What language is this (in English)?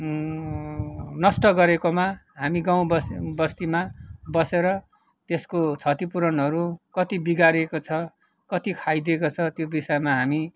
Nepali